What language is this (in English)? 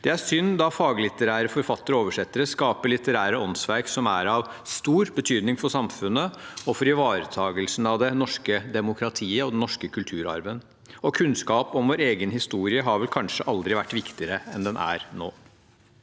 Norwegian